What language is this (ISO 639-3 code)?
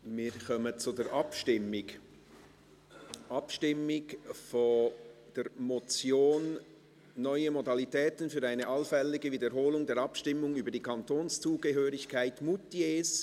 gsw